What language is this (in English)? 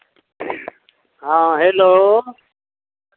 Maithili